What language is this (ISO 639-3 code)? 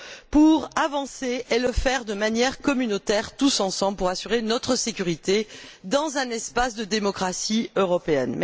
fra